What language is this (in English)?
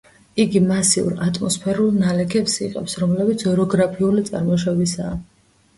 Georgian